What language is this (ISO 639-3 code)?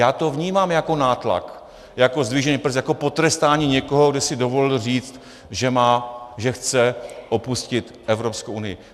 ces